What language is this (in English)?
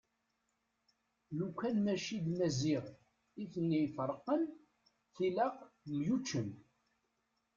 Kabyle